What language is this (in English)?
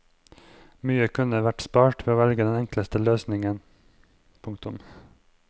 Norwegian